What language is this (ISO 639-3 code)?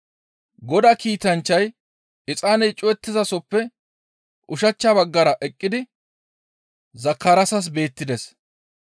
gmv